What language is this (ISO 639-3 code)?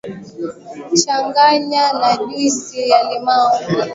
swa